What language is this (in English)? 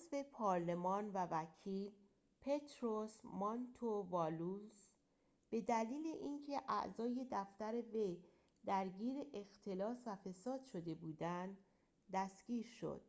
Persian